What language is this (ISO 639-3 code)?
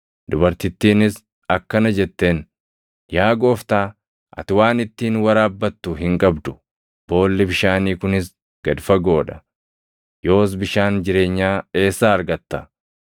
orm